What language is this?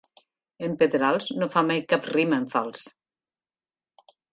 Catalan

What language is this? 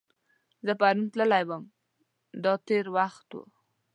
Pashto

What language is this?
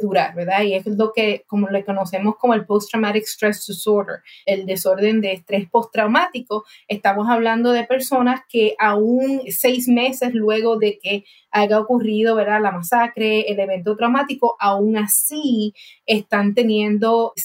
Spanish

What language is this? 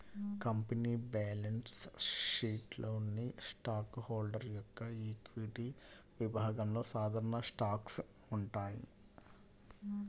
Telugu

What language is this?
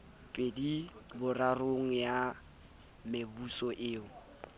Southern Sotho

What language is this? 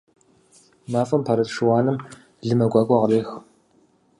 Kabardian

